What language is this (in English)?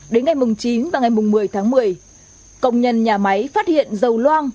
Vietnamese